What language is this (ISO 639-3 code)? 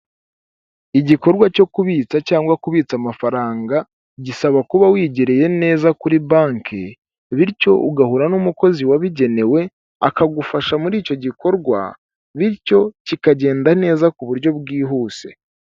kin